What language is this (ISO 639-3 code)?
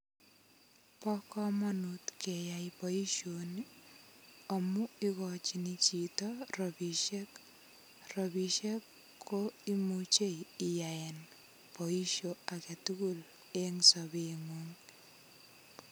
kln